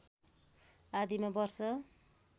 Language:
Nepali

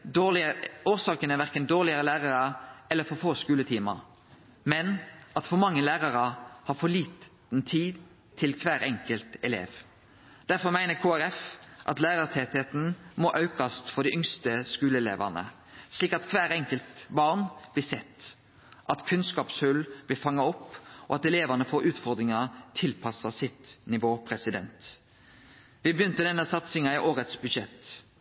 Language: Norwegian Nynorsk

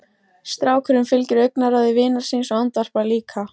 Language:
Icelandic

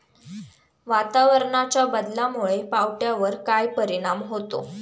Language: Marathi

